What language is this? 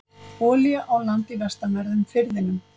Icelandic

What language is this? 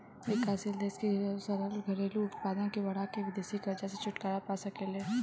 Bhojpuri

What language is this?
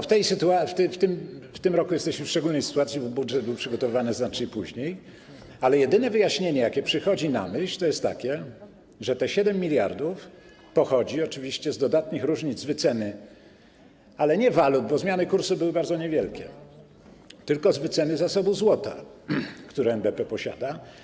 Polish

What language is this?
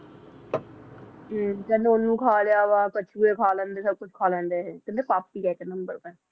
Punjabi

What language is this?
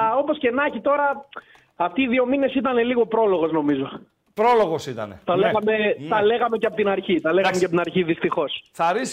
Greek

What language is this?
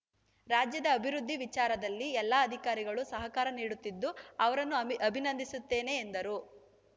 Kannada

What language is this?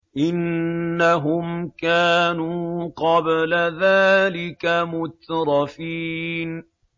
Arabic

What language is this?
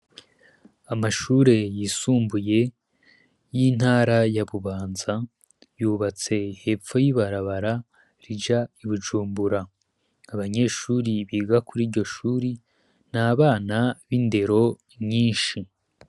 Rundi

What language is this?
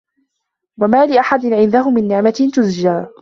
Arabic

